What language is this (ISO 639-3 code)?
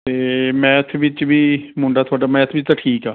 pan